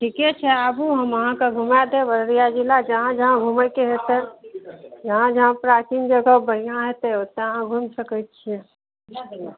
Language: Maithili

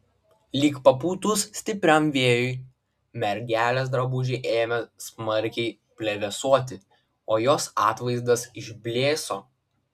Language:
Lithuanian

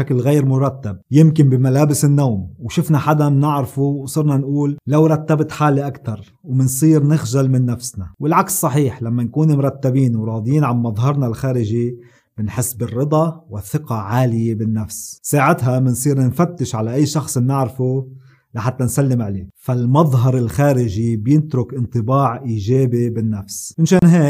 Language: Arabic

